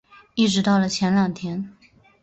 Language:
Chinese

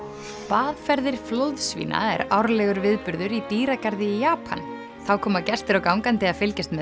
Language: Icelandic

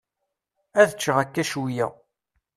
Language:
Kabyle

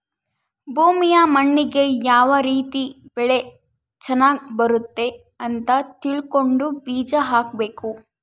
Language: Kannada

